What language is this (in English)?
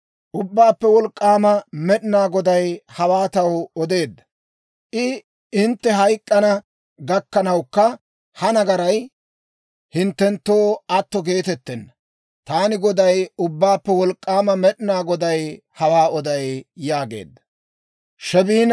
Dawro